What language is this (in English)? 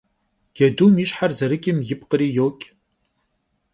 Kabardian